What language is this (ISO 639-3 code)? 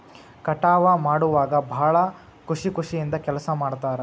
kan